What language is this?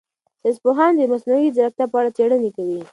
Pashto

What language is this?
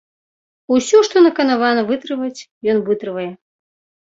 Belarusian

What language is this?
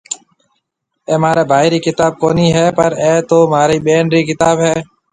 Marwari (Pakistan)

